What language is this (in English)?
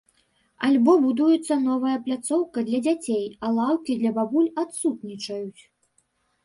Belarusian